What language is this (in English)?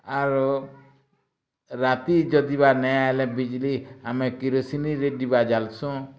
Odia